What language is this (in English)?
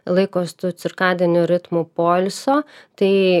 Lithuanian